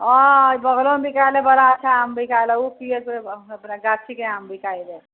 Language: Maithili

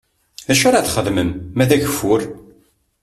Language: Kabyle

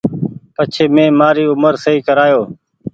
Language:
Goaria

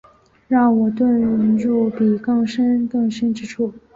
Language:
Chinese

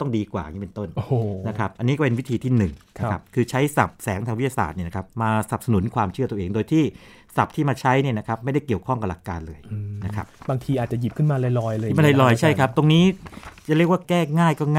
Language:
Thai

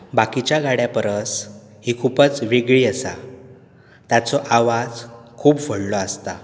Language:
Konkani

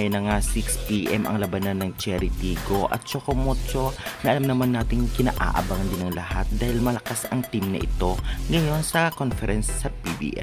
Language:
Filipino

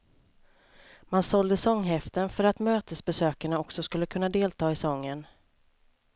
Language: Swedish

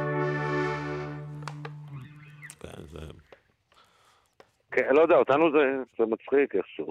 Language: Hebrew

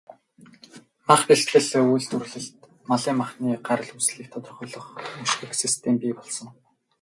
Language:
Mongolian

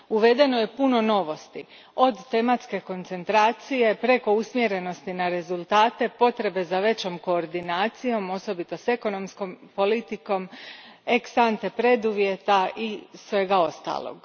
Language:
Croatian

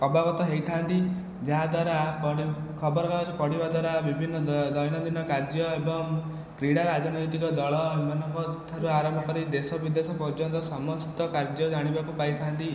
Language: Odia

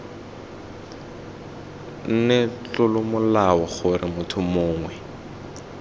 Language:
Tswana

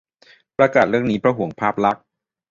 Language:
Thai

